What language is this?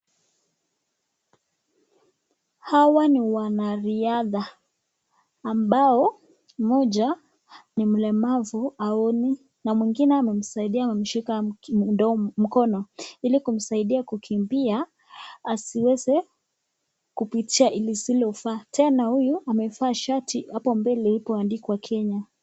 Swahili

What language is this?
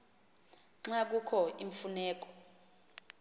Xhosa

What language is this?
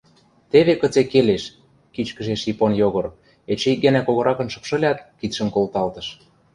Western Mari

